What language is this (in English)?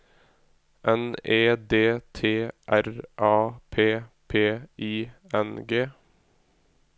Norwegian